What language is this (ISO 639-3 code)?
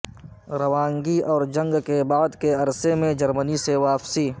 urd